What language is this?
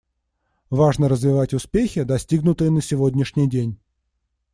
Russian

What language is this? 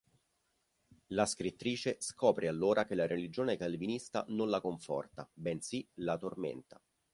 Italian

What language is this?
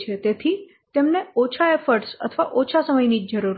Gujarati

